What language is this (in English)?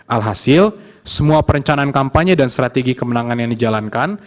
Indonesian